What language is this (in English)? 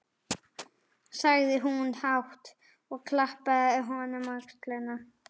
Icelandic